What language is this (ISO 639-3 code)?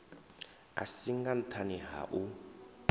ven